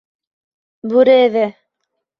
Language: Bashkir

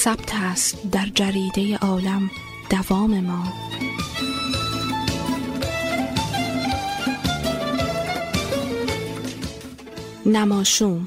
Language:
Persian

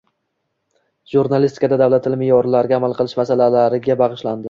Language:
Uzbek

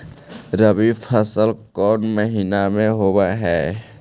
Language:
Magahi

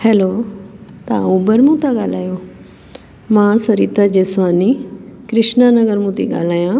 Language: Sindhi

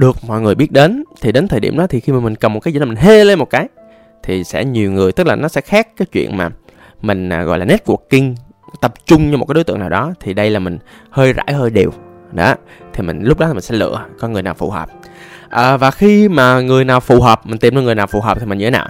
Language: Vietnamese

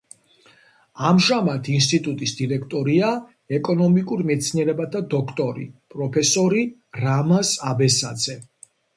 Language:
Georgian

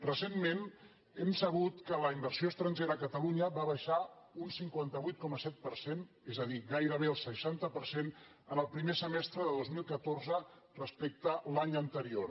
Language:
Catalan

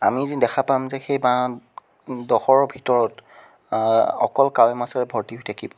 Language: Assamese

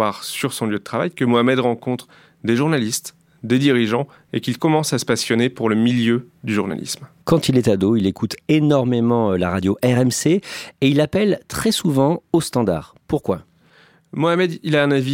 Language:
French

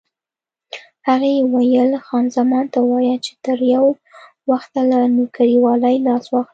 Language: Pashto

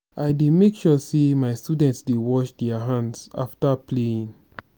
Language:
Nigerian Pidgin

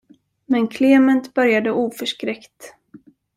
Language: Swedish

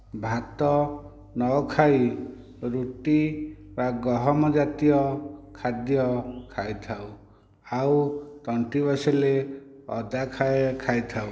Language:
Odia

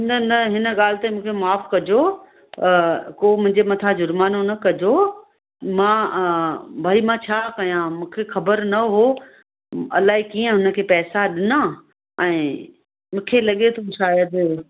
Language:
Sindhi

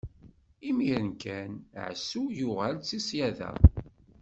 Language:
Kabyle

